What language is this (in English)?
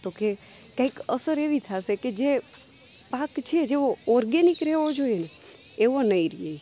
Gujarati